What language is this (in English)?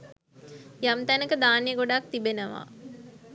Sinhala